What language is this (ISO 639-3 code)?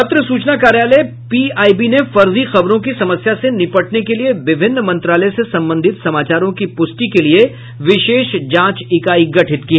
hin